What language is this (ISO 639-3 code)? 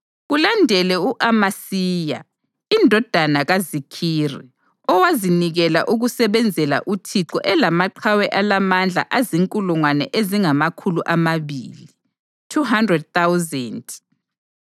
nde